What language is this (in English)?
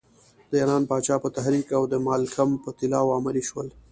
Pashto